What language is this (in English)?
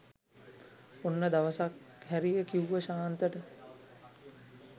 Sinhala